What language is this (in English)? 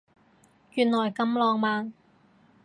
Cantonese